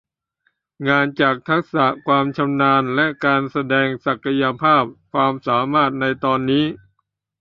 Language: Thai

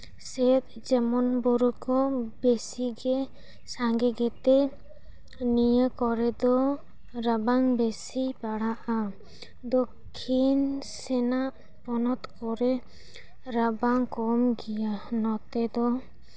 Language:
Santali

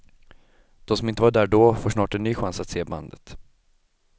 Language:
Swedish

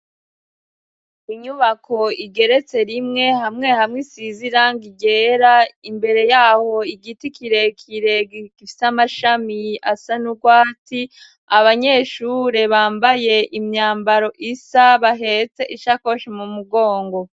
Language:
Rundi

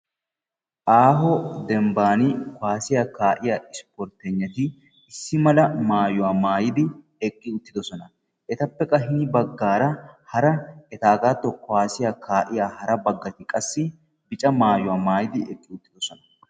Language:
Wolaytta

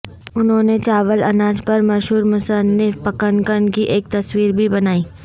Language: Urdu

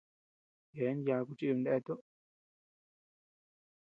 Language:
Tepeuxila Cuicatec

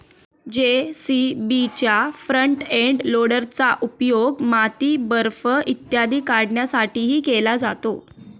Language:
Marathi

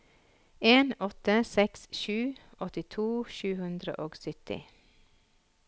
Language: Norwegian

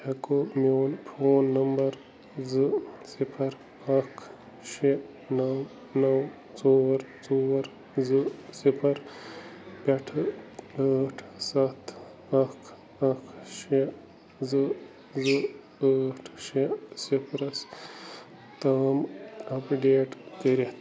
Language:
Kashmiri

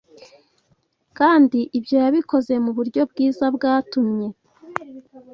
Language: Kinyarwanda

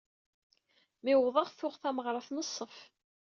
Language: Kabyle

